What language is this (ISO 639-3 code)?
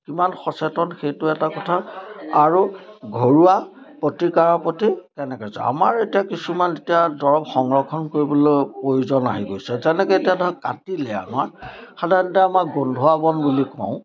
asm